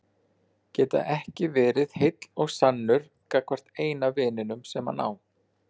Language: Icelandic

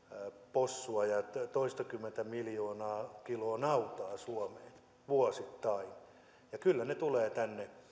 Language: Finnish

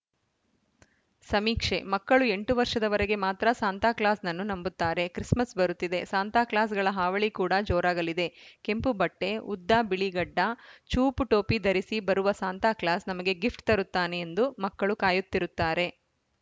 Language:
Kannada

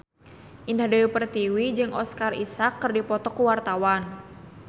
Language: Sundanese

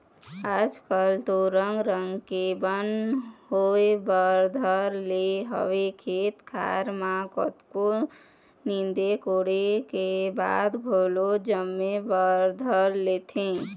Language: Chhattisgarhi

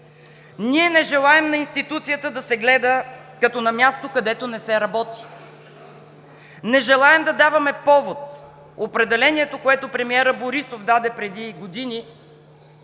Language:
Bulgarian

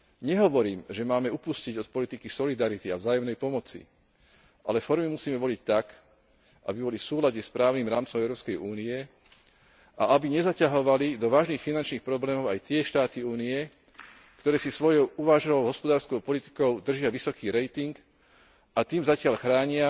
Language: Slovak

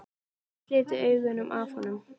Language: Icelandic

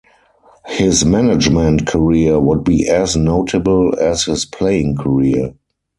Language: English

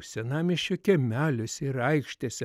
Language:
Lithuanian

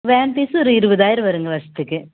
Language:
Tamil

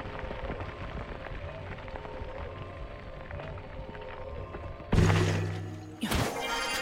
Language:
French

